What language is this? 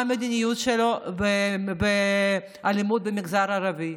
Hebrew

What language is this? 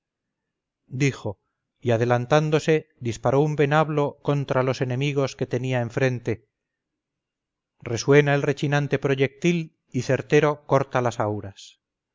Spanish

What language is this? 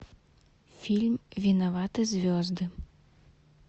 Russian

